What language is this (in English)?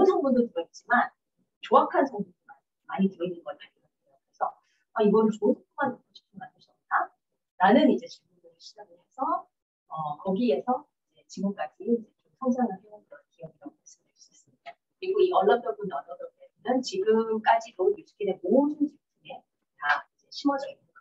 Korean